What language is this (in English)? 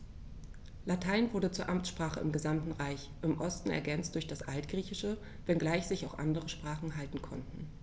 German